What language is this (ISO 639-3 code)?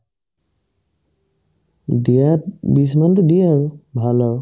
asm